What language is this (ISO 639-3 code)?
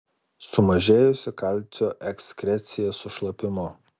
lit